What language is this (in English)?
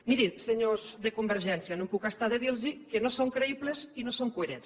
Catalan